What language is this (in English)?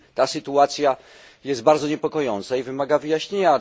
Polish